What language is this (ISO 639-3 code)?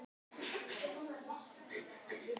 isl